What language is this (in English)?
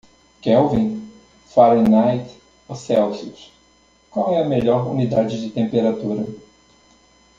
Portuguese